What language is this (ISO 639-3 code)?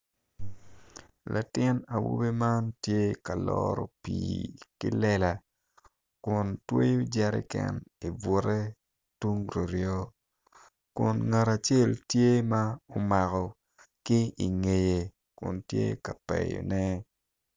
ach